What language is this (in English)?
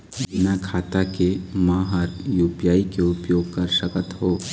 Chhattisgarhi